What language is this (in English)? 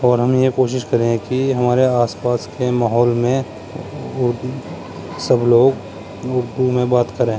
Urdu